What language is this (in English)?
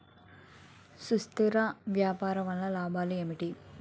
Telugu